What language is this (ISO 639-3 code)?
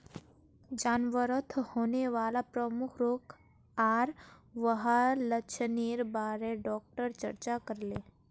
mag